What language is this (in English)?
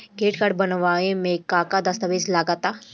Bhojpuri